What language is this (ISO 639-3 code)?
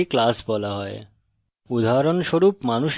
ben